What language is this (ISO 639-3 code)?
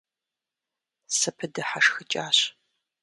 kbd